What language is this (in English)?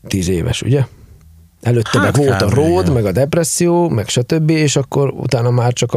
Hungarian